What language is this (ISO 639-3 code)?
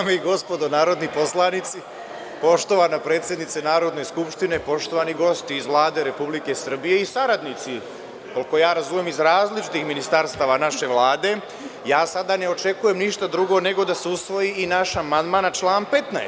srp